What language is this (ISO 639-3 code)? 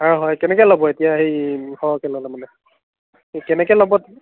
asm